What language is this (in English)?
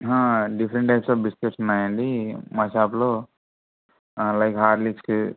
Telugu